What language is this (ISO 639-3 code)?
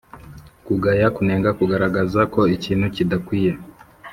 kin